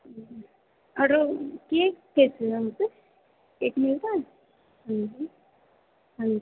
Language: Hindi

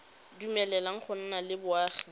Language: Tswana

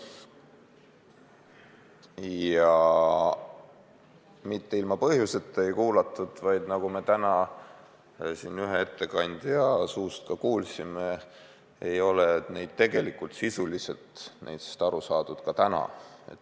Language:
Estonian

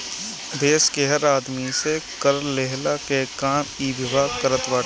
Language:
Bhojpuri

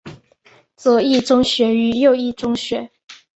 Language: Chinese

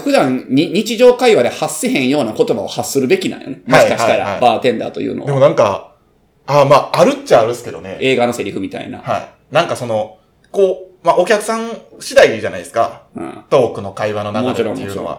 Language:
Japanese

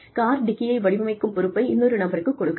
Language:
Tamil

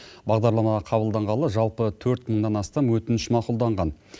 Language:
Kazakh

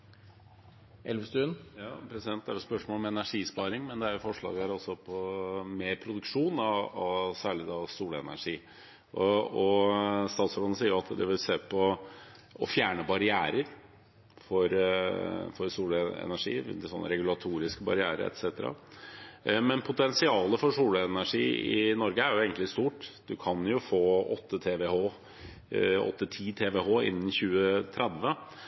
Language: Norwegian Bokmål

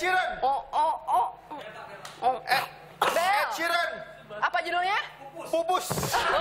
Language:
Indonesian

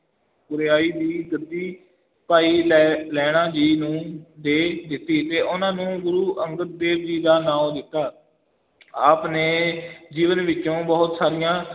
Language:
Punjabi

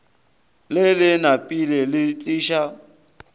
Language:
Northern Sotho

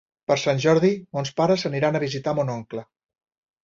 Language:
Catalan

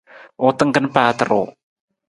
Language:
Nawdm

